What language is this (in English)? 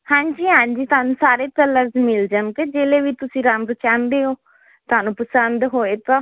Punjabi